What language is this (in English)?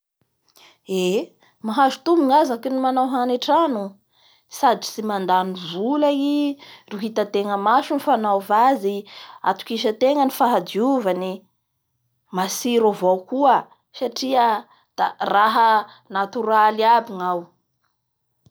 Bara Malagasy